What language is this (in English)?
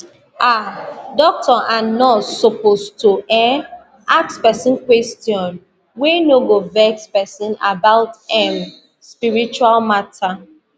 Nigerian Pidgin